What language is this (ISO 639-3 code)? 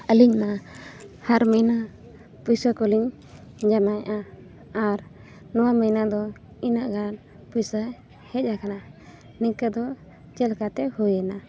sat